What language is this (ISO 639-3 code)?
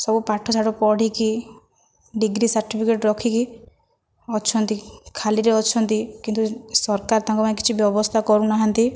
ori